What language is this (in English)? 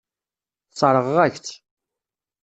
Kabyle